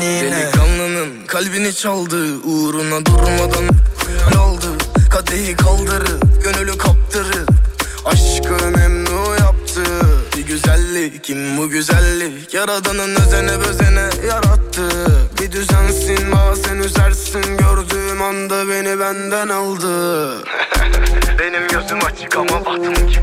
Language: Turkish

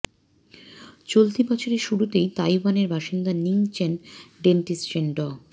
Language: Bangla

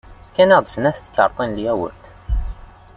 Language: Kabyle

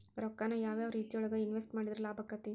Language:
Kannada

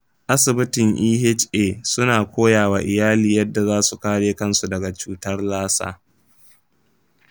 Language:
Hausa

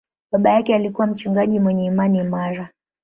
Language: Swahili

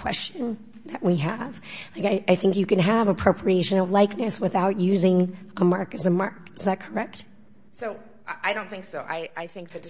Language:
English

